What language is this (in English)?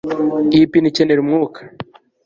Kinyarwanda